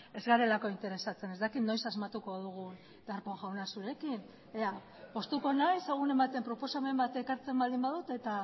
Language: Basque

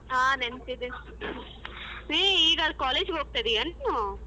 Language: Kannada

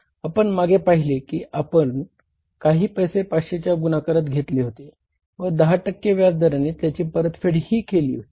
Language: Marathi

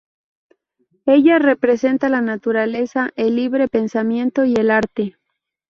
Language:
Spanish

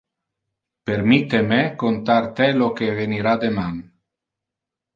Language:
Interlingua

